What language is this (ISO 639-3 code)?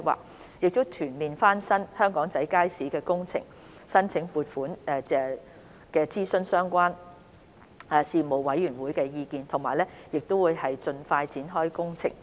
yue